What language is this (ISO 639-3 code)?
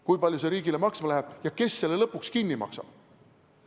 est